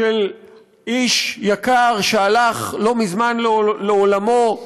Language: Hebrew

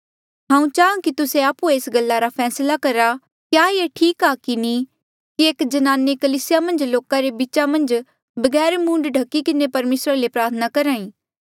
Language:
Mandeali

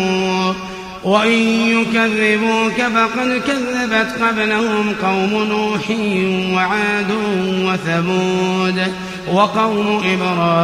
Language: Arabic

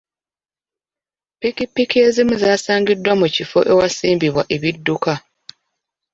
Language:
Ganda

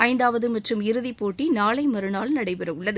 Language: Tamil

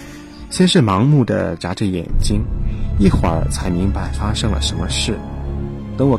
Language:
Chinese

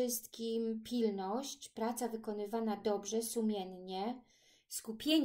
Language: Polish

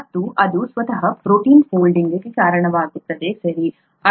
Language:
Kannada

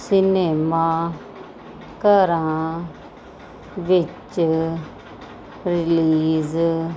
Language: Punjabi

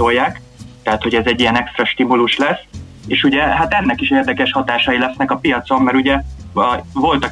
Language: Hungarian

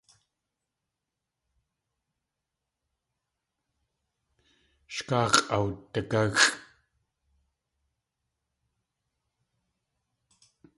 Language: Tlingit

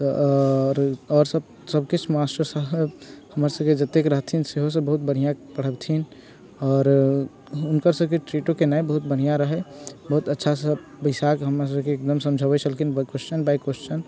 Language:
Maithili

